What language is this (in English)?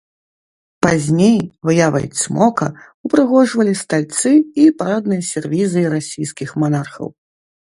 Belarusian